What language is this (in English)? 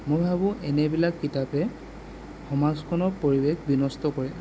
Assamese